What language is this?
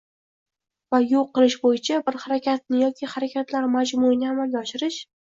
Uzbek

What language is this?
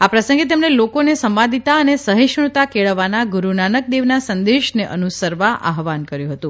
Gujarati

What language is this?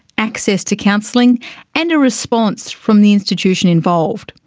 English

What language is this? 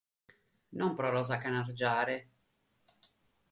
Sardinian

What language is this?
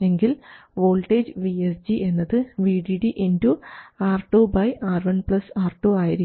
Malayalam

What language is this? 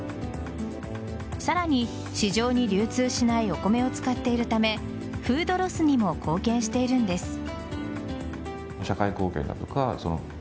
Japanese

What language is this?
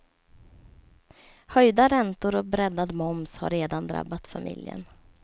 Swedish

